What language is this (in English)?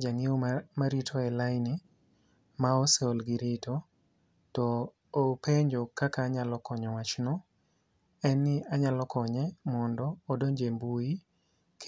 Luo (Kenya and Tanzania)